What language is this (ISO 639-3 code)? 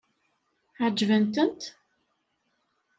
kab